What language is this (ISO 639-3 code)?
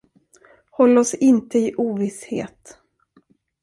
swe